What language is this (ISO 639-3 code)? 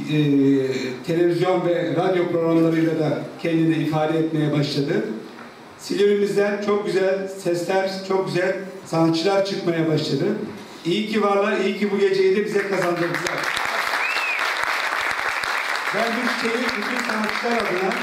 tur